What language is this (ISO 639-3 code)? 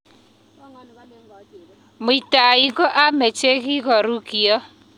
kln